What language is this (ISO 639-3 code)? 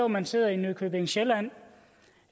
dan